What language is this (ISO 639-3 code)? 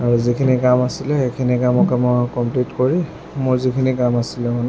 asm